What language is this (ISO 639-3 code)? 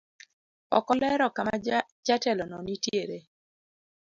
luo